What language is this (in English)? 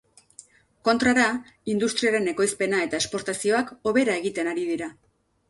Basque